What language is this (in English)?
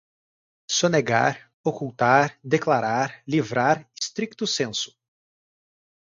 Portuguese